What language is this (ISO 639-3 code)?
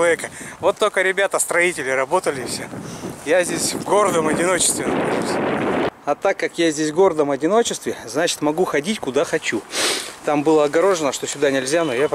rus